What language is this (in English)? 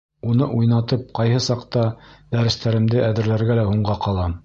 Bashkir